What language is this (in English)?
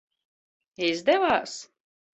Latvian